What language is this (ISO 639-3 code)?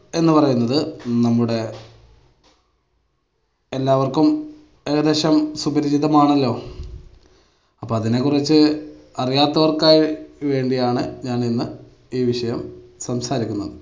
mal